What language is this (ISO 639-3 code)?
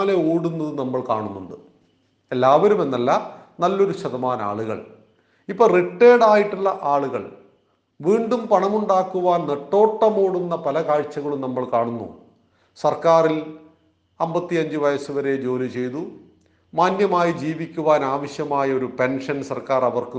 mal